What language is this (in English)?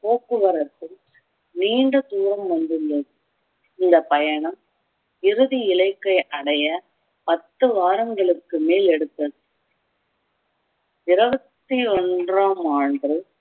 Tamil